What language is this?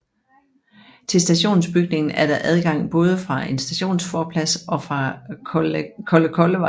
Danish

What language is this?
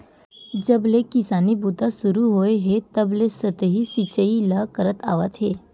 Chhattisgarhi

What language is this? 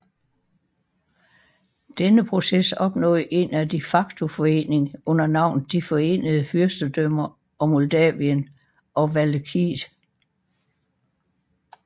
Danish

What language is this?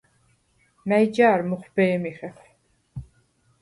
Svan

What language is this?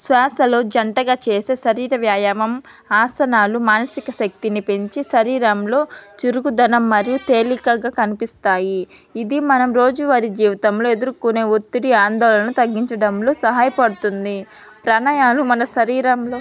Telugu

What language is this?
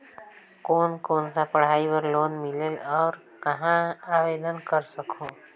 Chhattisgarhi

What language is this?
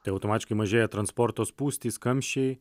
Lithuanian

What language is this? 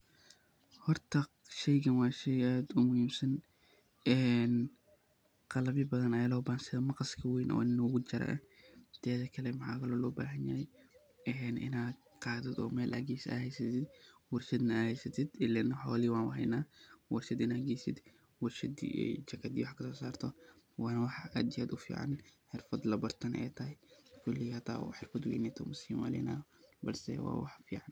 Somali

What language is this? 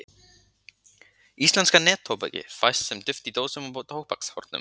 Icelandic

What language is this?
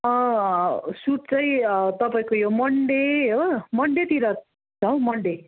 Nepali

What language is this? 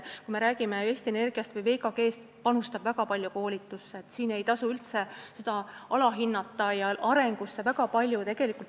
Estonian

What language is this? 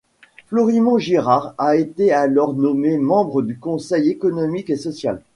French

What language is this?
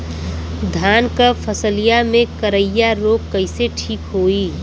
Bhojpuri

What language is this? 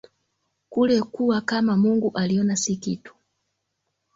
Swahili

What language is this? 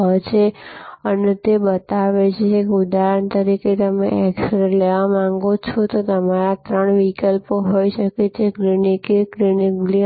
Gujarati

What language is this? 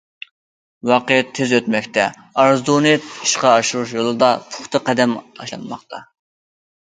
Uyghur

